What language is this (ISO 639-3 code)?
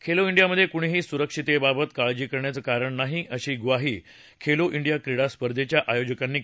mar